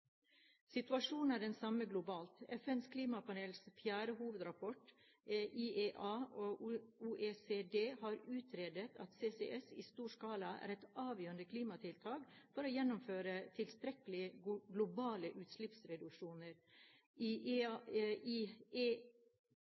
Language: Norwegian Bokmål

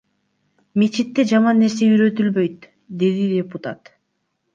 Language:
Kyrgyz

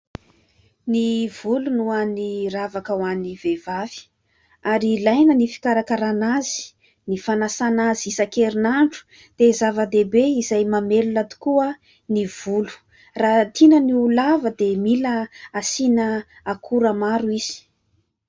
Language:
Malagasy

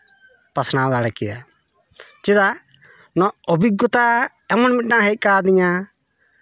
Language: Santali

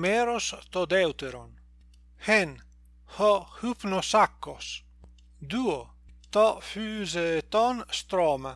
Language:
Greek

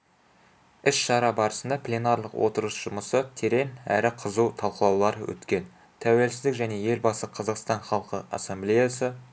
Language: Kazakh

